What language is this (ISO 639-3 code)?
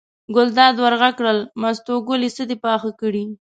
pus